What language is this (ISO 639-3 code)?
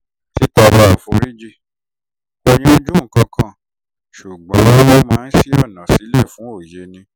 yor